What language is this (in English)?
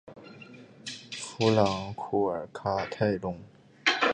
Chinese